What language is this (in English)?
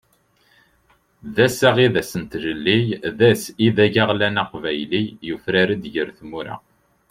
Kabyle